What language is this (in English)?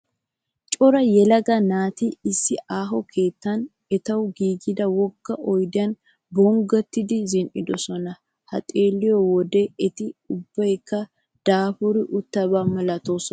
Wolaytta